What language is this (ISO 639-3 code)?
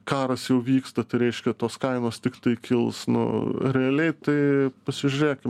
lit